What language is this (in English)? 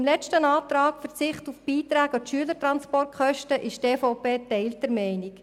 Swiss German